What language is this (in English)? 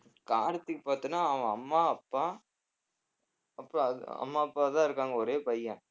Tamil